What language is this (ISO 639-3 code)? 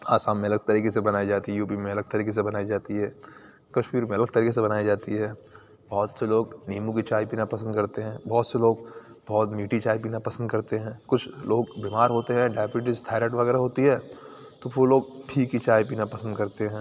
urd